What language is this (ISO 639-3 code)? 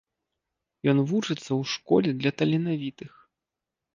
bel